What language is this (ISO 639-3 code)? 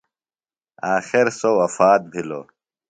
phl